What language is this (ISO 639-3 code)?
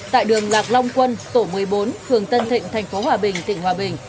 vie